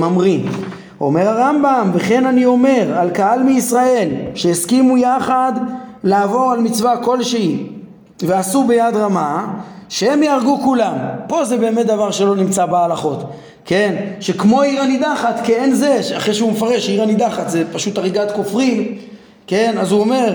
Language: Hebrew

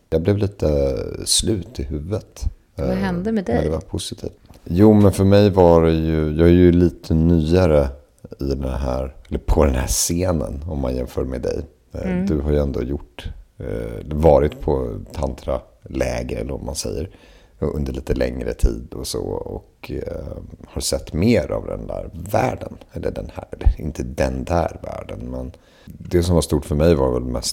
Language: Swedish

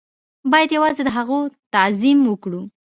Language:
Pashto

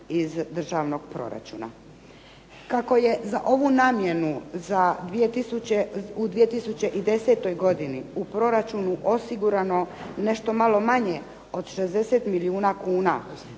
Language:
Croatian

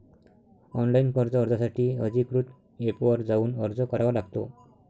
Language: Marathi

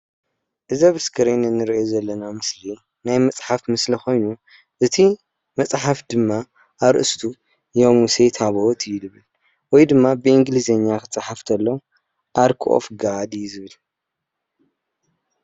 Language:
Tigrinya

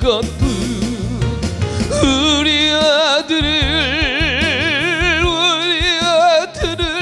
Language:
Korean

